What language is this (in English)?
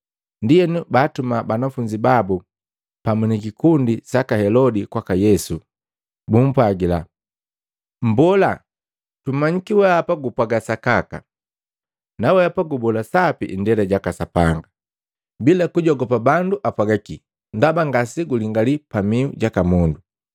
Matengo